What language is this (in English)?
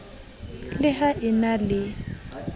Southern Sotho